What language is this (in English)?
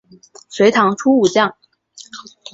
Chinese